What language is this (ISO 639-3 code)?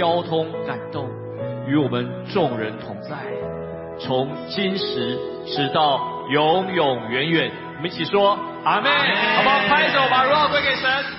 zho